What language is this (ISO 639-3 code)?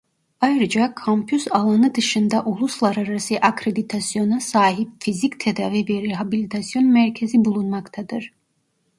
tur